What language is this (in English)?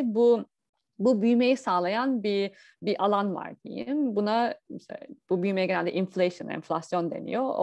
Turkish